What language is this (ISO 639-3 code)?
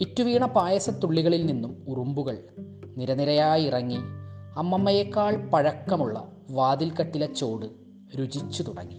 mal